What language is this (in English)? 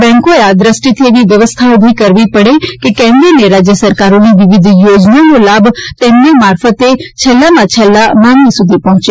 Gujarati